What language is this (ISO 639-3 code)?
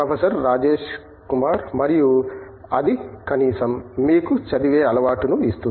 tel